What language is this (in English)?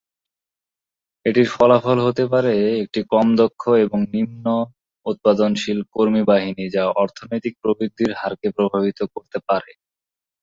Bangla